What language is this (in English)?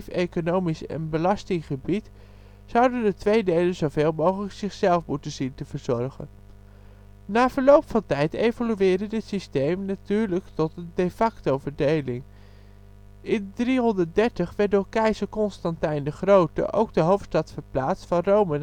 Dutch